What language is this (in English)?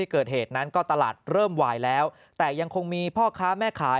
Thai